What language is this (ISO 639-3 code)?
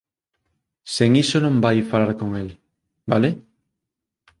glg